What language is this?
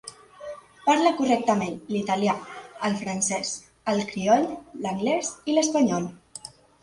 Catalan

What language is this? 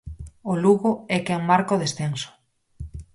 Galician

